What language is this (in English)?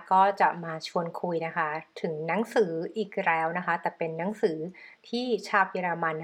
Thai